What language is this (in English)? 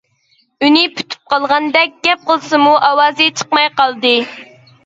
Uyghur